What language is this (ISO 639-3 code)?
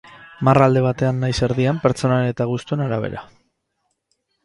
eus